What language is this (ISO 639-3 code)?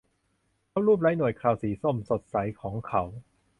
tha